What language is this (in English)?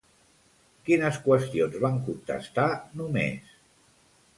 Catalan